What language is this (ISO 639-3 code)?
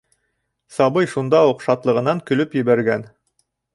bak